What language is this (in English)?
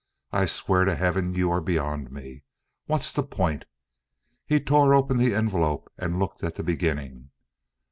English